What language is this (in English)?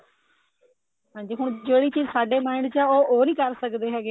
Punjabi